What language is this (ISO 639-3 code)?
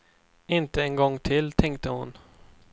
swe